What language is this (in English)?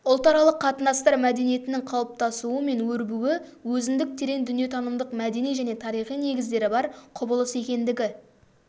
Kazakh